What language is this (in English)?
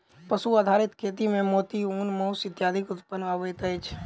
Maithili